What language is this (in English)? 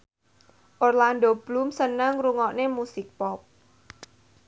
Javanese